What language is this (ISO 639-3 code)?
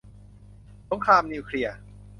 tha